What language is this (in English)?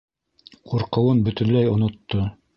Bashkir